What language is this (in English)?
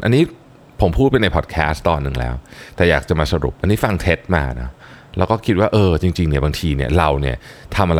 Thai